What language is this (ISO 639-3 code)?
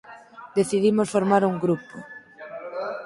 glg